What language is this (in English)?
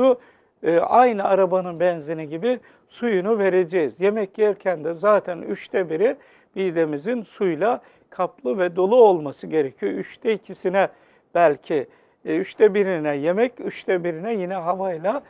Turkish